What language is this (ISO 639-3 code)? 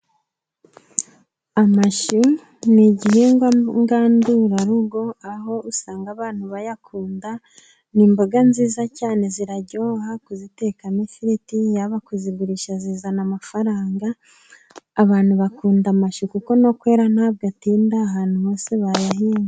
kin